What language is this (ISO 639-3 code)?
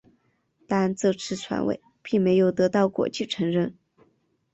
zho